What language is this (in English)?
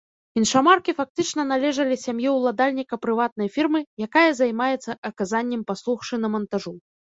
Belarusian